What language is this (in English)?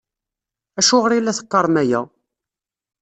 Kabyle